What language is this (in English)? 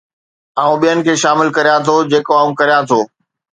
Sindhi